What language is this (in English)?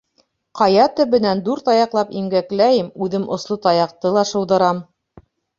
Bashkir